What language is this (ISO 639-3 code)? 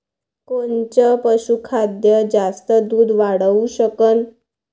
mar